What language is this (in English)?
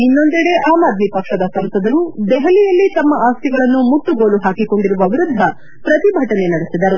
Kannada